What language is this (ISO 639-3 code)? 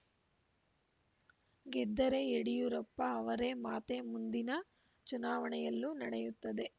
kan